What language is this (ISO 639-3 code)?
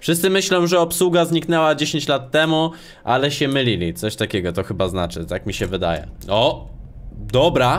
pol